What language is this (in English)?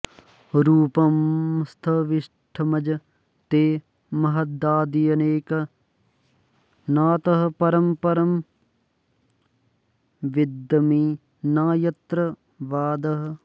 Sanskrit